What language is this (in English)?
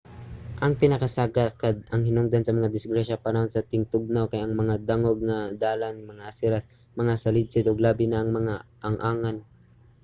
Cebuano